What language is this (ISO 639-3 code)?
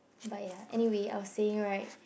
eng